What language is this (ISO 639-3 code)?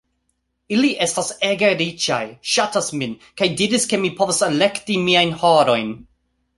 epo